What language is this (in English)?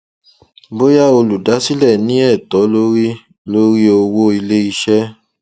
Yoruba